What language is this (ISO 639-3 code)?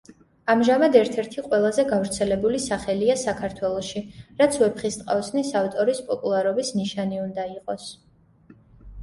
kat